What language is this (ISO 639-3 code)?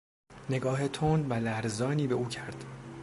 fas